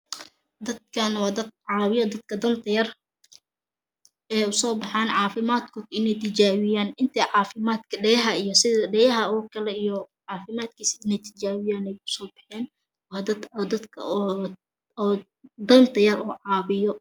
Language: Somali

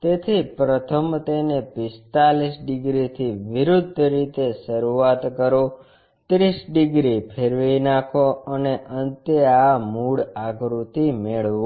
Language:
Gujarati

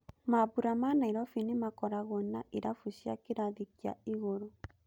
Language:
Kikuyu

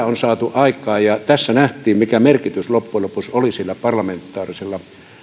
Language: Finnish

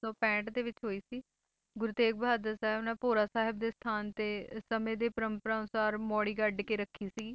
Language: Punjabi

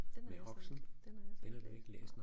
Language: Danish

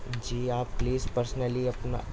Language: Urdu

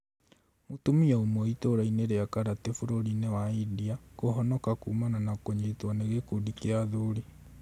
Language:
Kikuyu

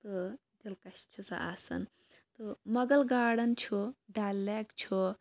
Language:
Kashmiri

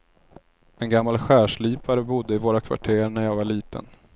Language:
Swedish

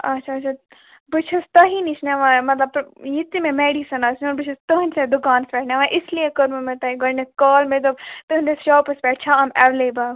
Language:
Kashmiri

